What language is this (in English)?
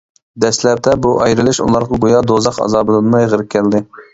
Uyghur